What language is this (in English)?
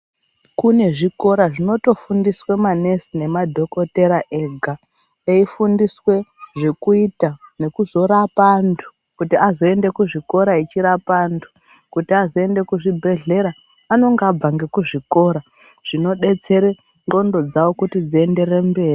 Ndau